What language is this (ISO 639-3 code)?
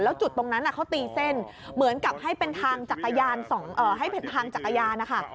tha